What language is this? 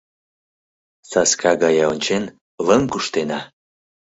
Mari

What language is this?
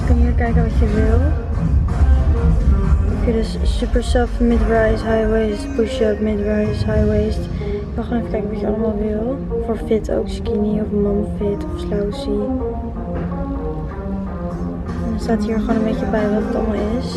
Dutch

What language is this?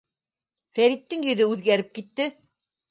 Bashkir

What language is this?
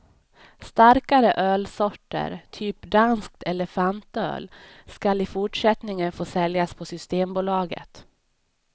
Swedish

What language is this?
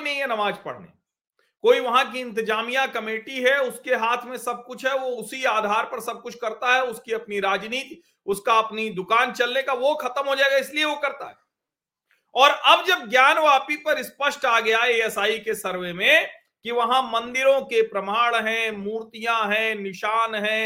Hindi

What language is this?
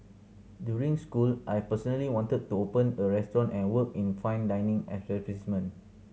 English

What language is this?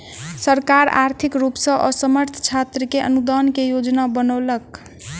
Maithili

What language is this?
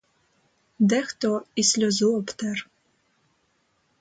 Ukrainian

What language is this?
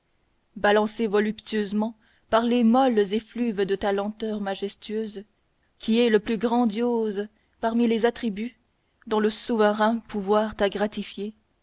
French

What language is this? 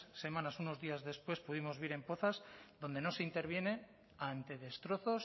Spanish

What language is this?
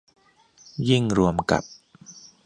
Thai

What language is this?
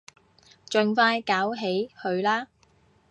Cantonese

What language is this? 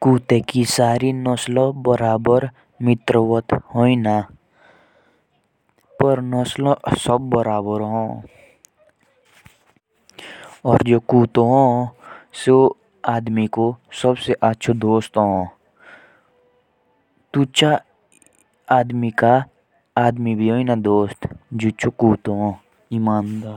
Jaunsari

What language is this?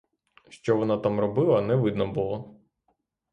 Ukrainian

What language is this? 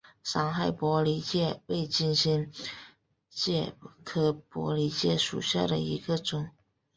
Chinese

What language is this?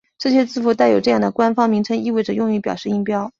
Chinese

